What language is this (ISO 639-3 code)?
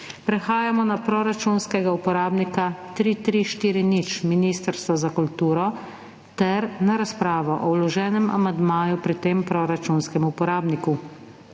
slv